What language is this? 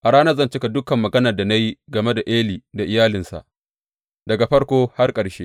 Hausa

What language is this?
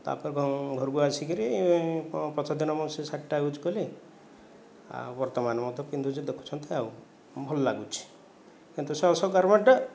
Odia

